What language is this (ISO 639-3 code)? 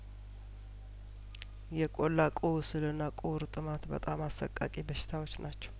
amh